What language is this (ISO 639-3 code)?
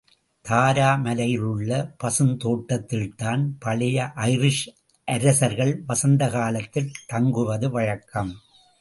tam